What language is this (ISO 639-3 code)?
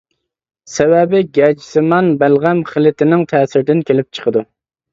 uig